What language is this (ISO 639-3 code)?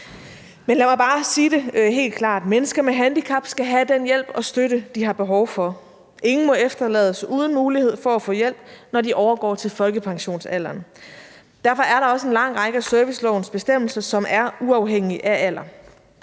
dan